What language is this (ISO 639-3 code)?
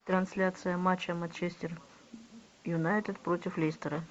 rus